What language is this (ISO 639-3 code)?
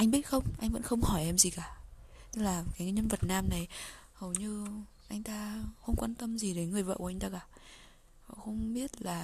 vie